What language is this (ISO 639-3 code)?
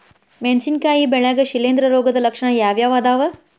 kan